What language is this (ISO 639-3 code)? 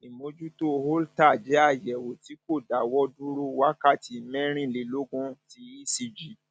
yor